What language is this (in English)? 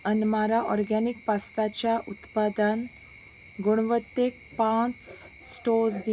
Konkani